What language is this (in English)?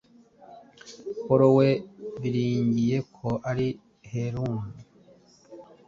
Kinyarwanda